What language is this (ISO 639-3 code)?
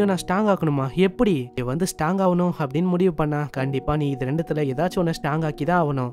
tam